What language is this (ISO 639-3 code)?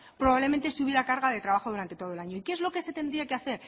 spa